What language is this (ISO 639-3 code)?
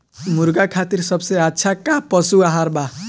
bho